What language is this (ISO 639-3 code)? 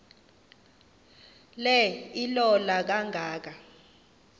xho